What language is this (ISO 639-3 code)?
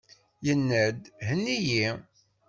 kab